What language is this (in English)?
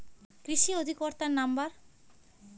Bangla